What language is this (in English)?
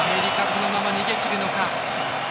Japanese